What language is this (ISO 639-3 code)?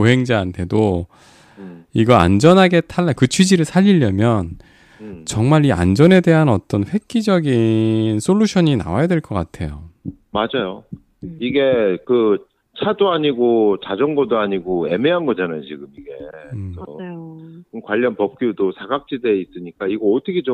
kor